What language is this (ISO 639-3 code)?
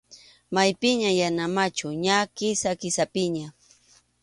qxu